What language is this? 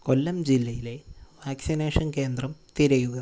Malayalam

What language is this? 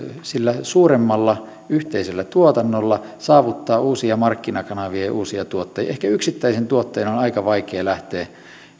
Finnish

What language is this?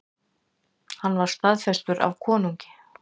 Icelandic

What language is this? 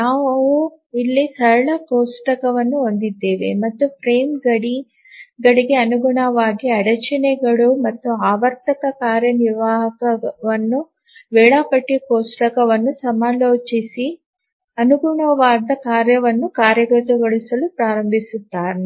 Kannada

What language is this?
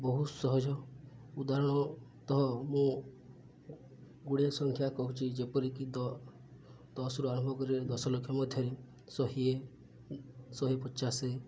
Odia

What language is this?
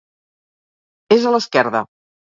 Catalan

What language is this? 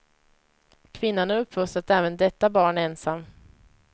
Swedish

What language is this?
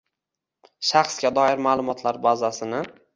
Uzbek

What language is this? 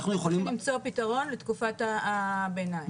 Hebrew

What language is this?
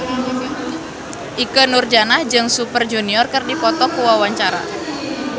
Sundanese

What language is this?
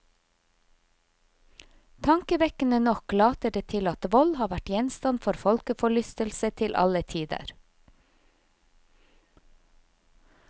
Norwegian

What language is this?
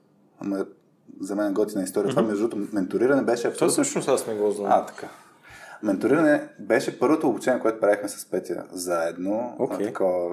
Bulgarian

